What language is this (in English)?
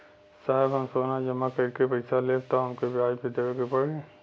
Bhojpuri